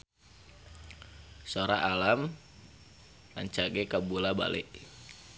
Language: Sundanese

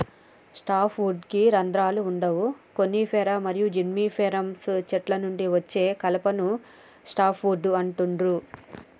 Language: Telugu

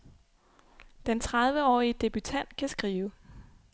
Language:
Danish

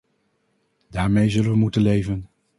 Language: Dutch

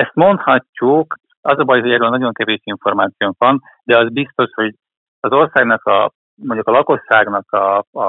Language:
Hungarian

